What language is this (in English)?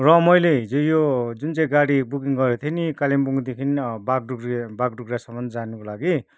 Nepali